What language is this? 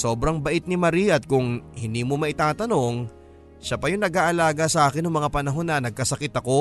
Filipino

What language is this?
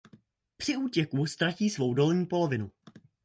Czech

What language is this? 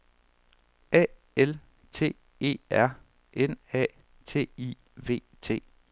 Danish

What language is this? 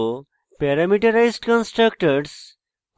Bangla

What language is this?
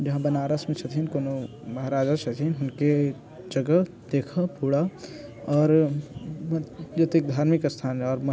Maithili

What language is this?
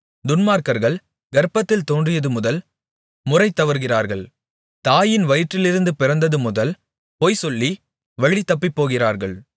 Tamil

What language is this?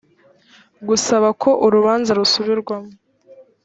Kinyarwanda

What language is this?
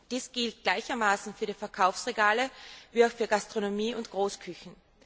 German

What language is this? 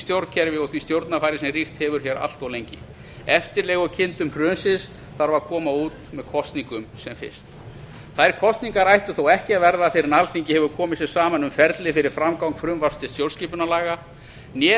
Icelandic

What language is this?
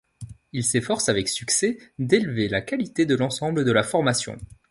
French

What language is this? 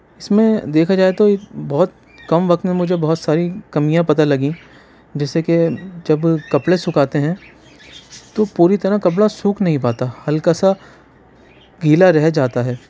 Urdu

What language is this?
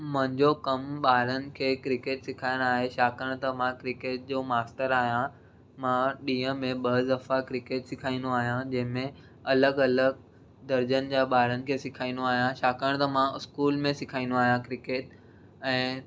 Sindhi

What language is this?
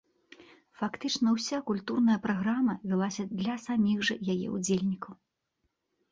Belarusian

